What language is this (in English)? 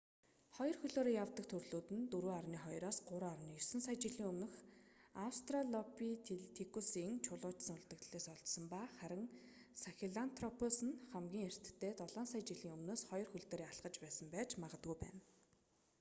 Mongolian